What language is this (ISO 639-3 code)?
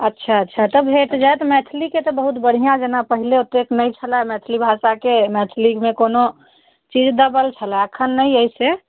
mai